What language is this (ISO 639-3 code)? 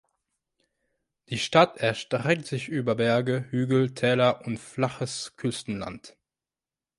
deu